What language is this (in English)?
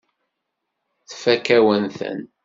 Kabyle